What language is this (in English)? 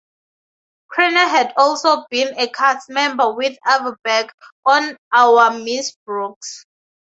English